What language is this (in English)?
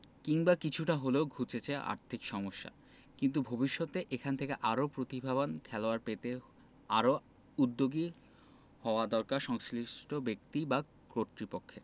Bangla